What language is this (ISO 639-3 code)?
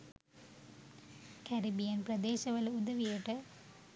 sin